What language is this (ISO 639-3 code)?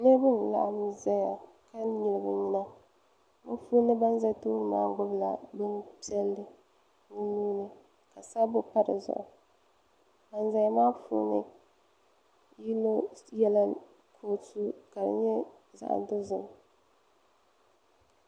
dag